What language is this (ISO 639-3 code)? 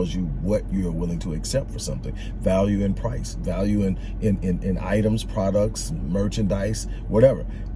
eng